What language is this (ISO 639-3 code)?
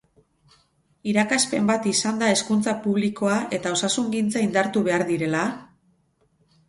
eus